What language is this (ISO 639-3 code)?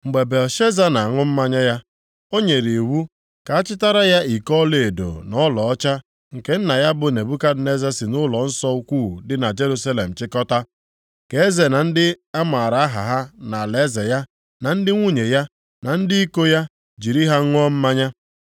ibo